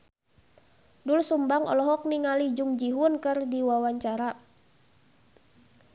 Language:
Sundanese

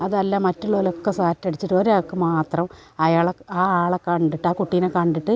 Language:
Malayalam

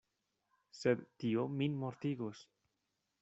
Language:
Esperanto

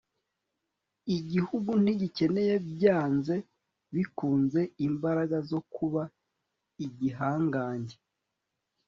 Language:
Kinyarwanda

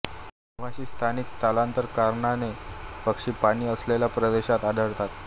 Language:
Marathi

